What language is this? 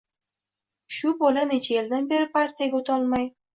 Uzbek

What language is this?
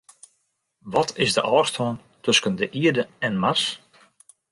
Western Frisian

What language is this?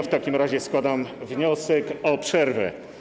Polish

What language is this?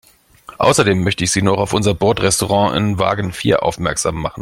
German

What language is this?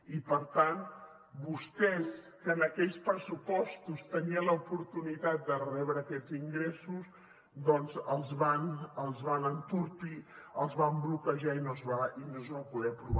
Catalan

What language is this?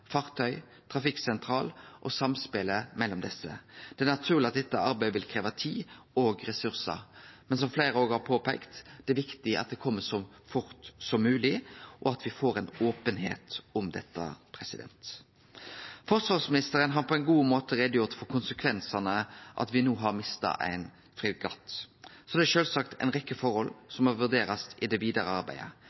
Norwegian Nynorsk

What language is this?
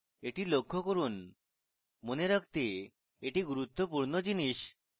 Bangla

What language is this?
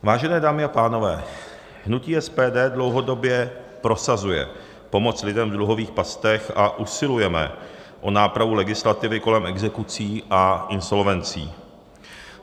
Czech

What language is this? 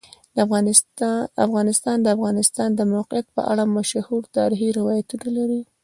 Pashto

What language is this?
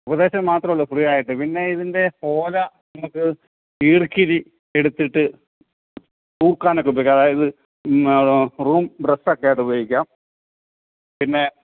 Malayalam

